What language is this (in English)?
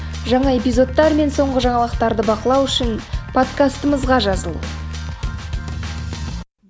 Kazakh